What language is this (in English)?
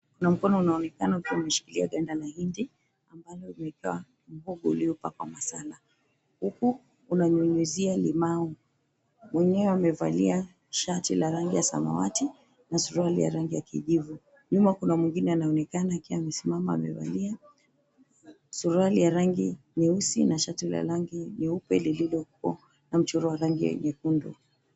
Swahili